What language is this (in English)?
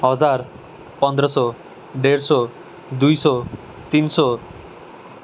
Nepali